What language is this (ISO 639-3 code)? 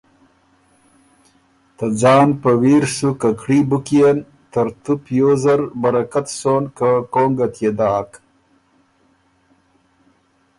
oru